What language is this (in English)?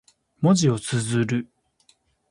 Japanese